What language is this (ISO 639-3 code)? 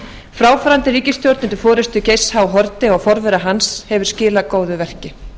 isl